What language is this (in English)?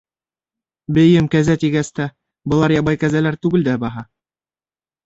Bashkir